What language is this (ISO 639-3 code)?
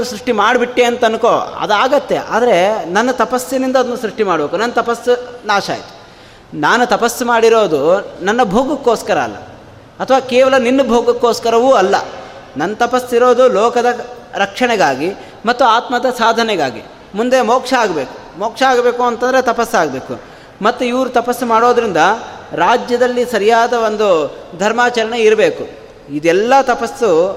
kan